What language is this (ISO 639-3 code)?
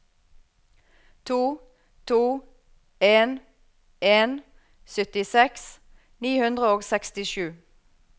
nor